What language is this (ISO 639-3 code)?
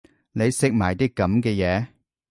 yue